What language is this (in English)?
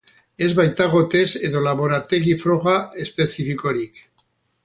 Basque